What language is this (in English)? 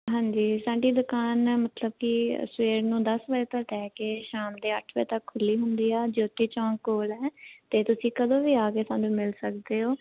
Punjabi